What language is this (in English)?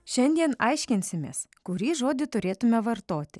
Lithuanian